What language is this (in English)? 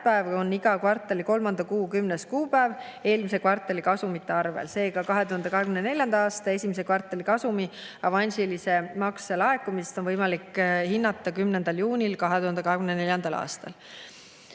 Estonian